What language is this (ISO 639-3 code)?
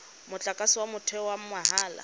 tsn